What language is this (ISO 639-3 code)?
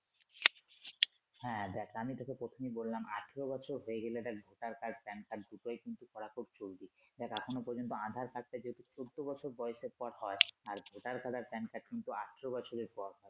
ben